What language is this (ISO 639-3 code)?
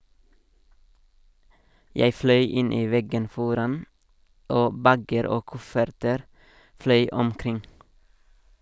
nor